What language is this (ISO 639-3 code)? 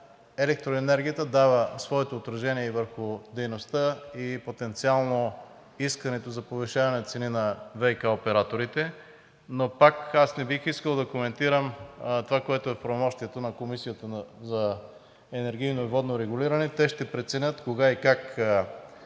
bul